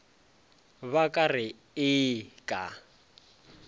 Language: Northern Sotho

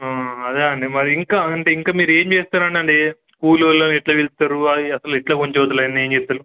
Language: Telugu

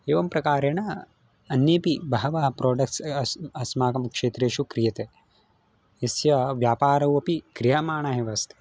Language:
Sanskrit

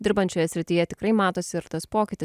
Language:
Lithuanian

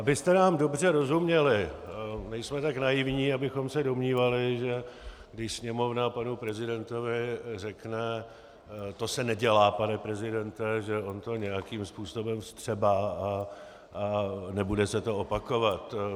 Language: Czech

